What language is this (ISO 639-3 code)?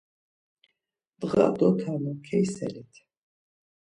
lzz